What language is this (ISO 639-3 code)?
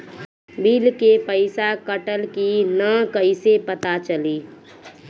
bho